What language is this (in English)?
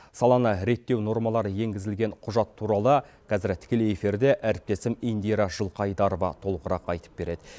Kazakh